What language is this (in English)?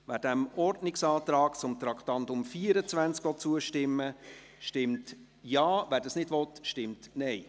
Swiss German